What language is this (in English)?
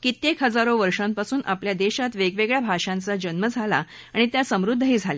Marathi